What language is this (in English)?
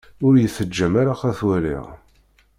Kabyle